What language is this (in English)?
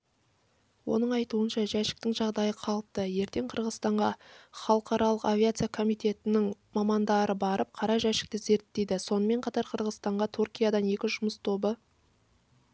Kazakh